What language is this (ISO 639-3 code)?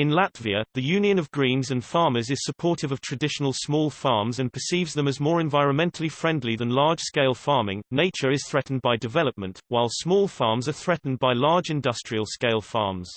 eng